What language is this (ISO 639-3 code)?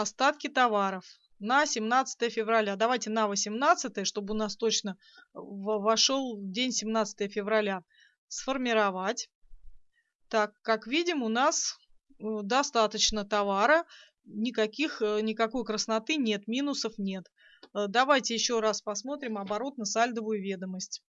rus